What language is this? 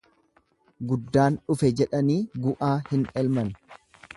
Oromo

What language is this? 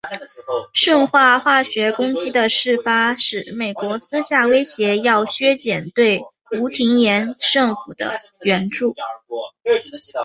Chinese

